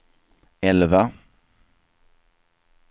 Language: Swedish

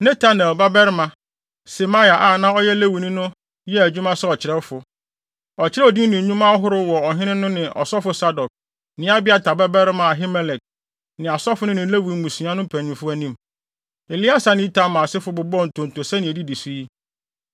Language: Akan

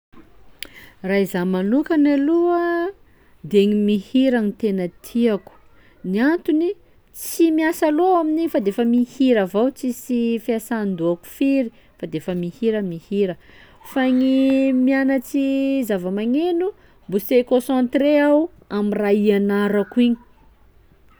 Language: Sakalava Malagasy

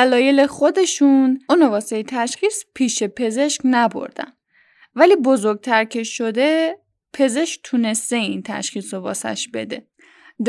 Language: Persian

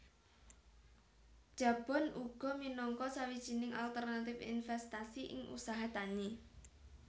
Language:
Javanese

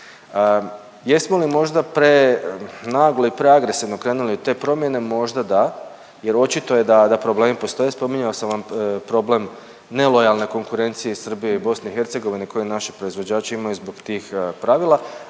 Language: Croatian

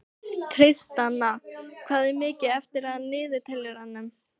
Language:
Icelandic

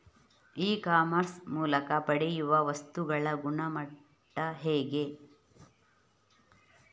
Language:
Kannada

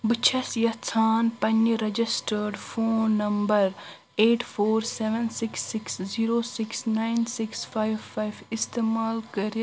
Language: Kashmiri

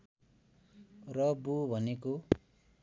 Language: Nepali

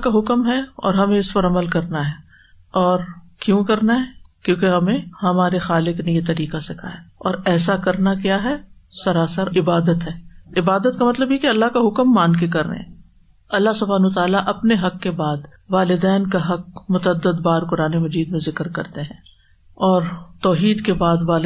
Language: Urdu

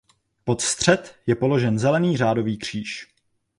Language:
Czech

